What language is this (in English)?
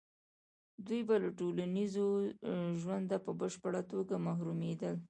Pashto